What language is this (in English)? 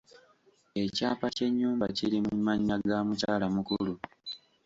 Ganda